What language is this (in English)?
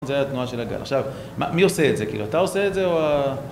Hebrew